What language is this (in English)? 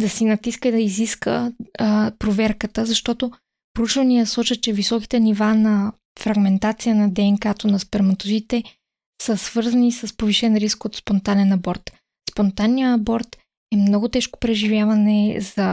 Bulgarian